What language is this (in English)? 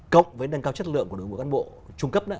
Vietnamese